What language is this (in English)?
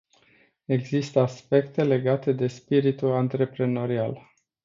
Romanian